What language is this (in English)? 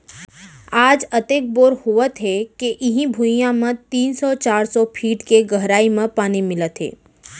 Chhattisgarhi